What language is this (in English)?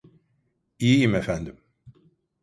Turkish